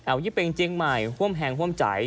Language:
Thai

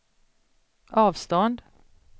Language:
Swedish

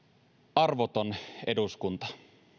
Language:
Finnish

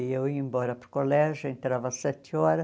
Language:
Portuguese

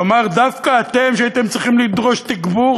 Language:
Hebrew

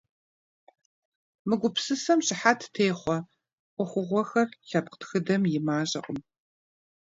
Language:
Kabardian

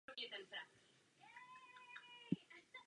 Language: Czech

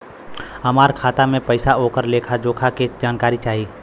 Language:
Bhojpuri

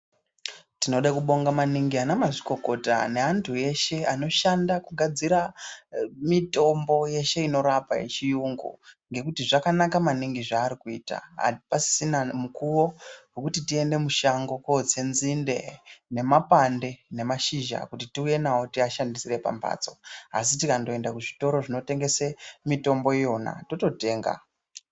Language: Ndau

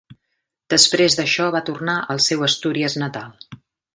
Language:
Catalan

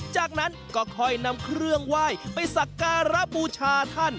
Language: Thai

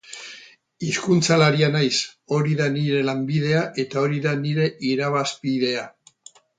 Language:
Basque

